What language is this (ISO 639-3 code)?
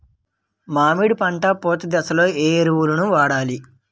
tel